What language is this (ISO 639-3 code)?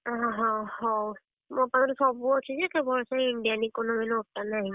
ori